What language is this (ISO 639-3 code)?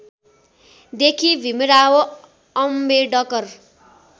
nep